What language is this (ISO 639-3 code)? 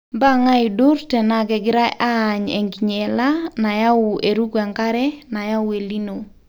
mas